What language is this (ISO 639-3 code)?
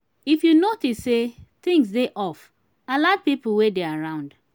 pcm